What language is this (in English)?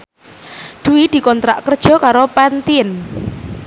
Javanese